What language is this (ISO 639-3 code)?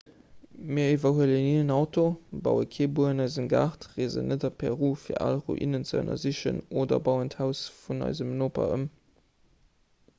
ltz